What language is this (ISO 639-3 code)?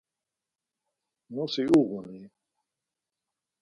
lzz